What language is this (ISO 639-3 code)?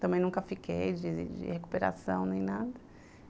por